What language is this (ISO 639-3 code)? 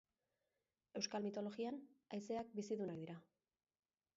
eus